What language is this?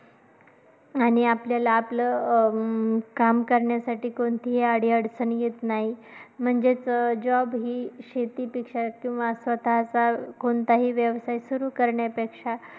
Marathi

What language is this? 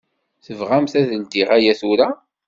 Kabyle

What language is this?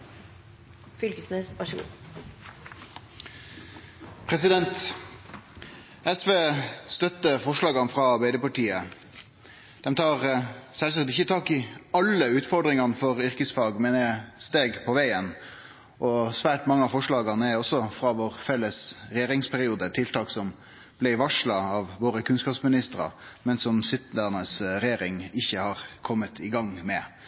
Norwegian Nynorsk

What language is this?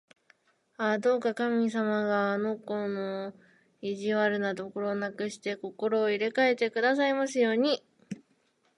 Japanese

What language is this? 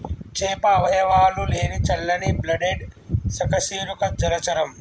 Telugu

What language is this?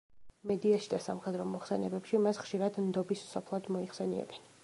Georgian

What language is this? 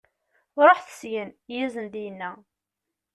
Kabyle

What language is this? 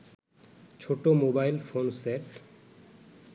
Bangla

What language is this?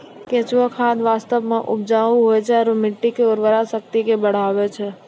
Maithili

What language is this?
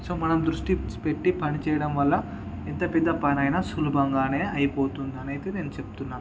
Telugu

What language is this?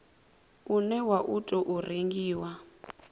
Venda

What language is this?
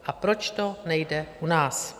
Czech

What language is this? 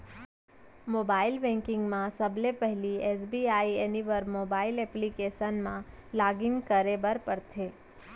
Chhattisgarhi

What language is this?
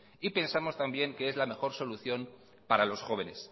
Spanish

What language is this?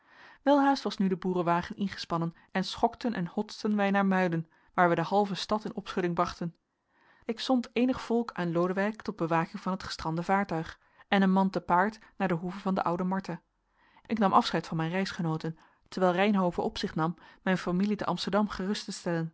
Dutch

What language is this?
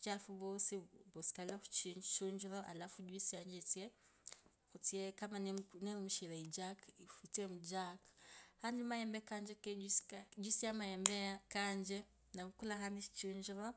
Kabras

